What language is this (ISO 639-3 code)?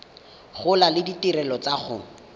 tsn